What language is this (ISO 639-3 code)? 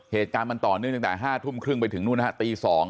tha